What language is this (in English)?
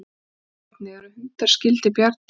Icelandic